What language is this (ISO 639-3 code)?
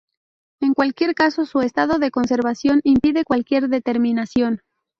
spa